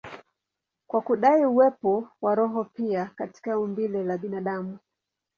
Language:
Swahili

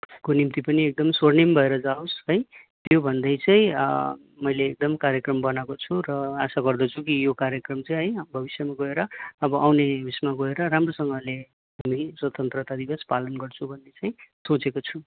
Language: Nepali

